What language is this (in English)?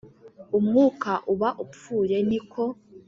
Kinyarwanda